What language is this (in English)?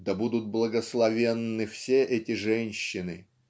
Russian